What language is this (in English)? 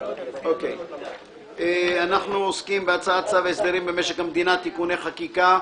Hebrew